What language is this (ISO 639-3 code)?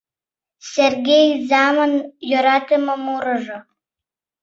chm